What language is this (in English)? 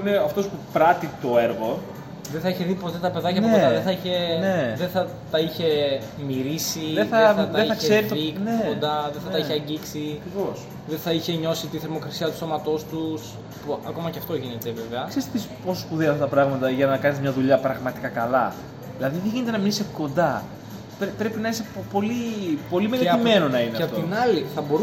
Greek